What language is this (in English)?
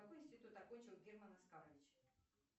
Russian